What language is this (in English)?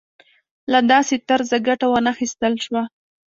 Pashto